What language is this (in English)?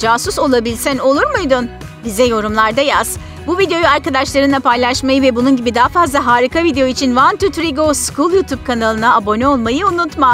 Turkish